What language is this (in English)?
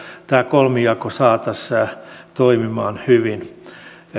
Finnish